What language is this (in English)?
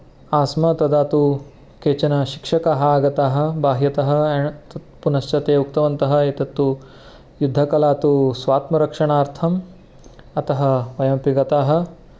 Sanskrit